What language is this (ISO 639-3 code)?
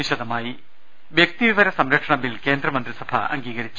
mal